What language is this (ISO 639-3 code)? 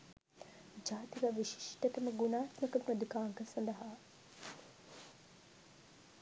sin